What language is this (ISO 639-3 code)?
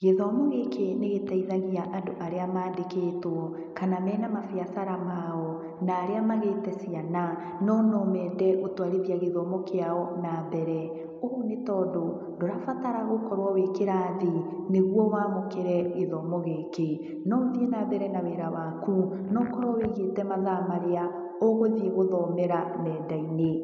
kik